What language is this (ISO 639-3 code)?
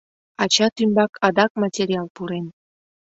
chm